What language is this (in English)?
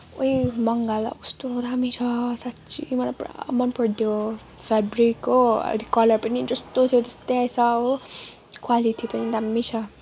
Nepali